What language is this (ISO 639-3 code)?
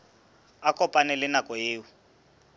sot